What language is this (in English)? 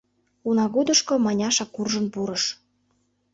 Mari